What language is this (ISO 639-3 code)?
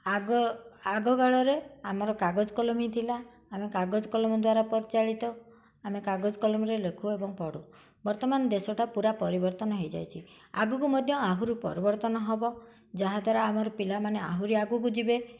ori